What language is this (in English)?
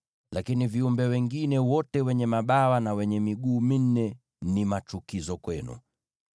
Swahili